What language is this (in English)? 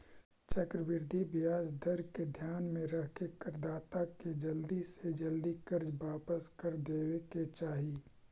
Magahi